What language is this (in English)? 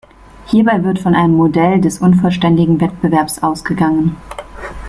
German